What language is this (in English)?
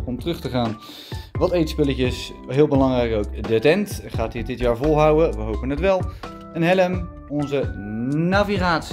Dutch